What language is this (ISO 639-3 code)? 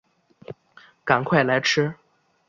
zho